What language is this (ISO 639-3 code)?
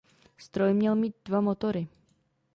ces